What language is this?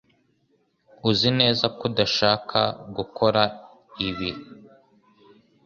Kinyarwanda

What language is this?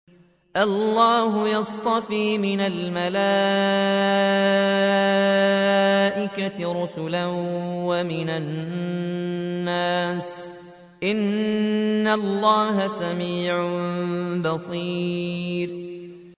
Arabic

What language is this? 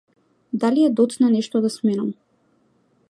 Macedonian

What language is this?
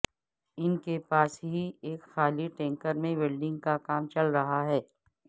Urdu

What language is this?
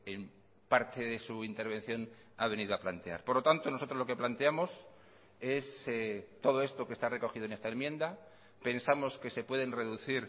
Spanish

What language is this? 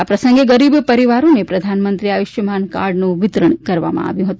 Gujarati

